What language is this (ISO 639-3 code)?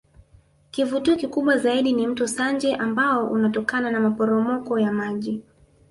swa